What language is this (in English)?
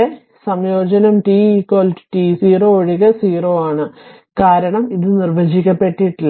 Malayalam